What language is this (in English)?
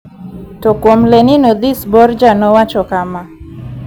Luo (Kenya and Tanzania)